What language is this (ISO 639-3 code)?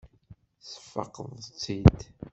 kab